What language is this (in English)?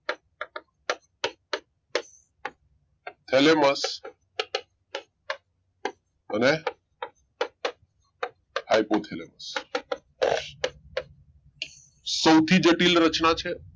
Gujarati